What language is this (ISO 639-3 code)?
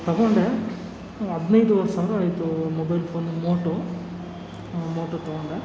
kan